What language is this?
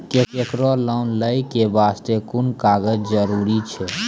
Maithili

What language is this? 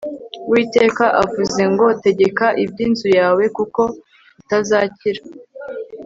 Kinyarwanda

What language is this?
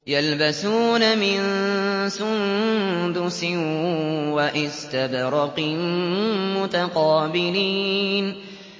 Arabic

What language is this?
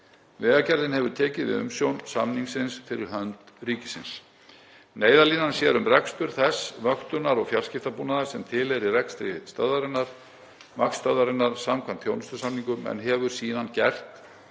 Icelandic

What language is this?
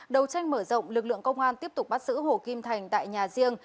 Vietnamese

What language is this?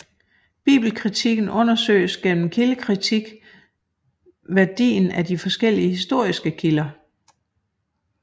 Danish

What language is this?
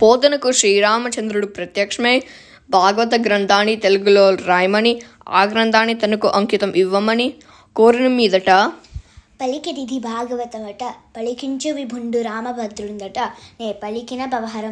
Telugu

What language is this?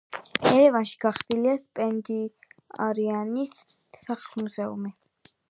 Georgian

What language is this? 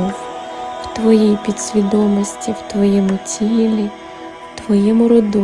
Ukrainian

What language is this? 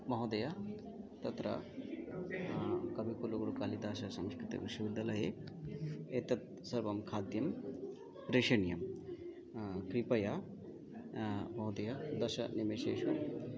Sanskrit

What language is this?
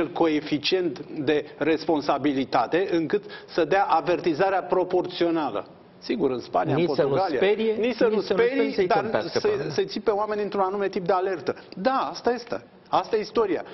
Romanian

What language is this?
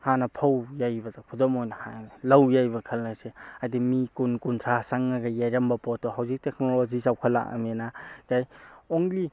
Manipuri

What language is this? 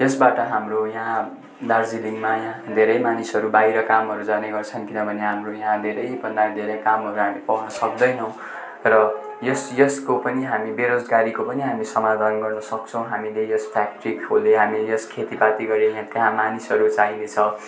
Nepali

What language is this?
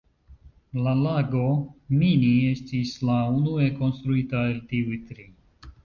Esperanto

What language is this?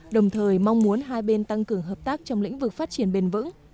Vietnamese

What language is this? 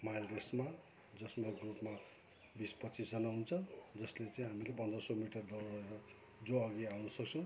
Nepali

